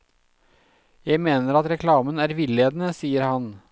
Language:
Norwegian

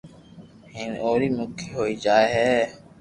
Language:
Loarki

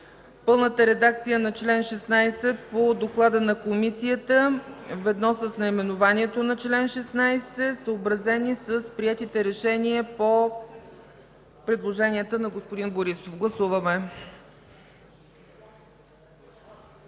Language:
Bulgarian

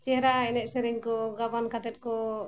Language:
Santali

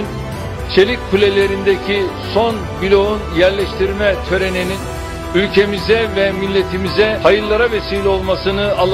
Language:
Turkish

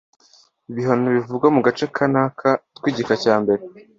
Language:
Kinyarwanda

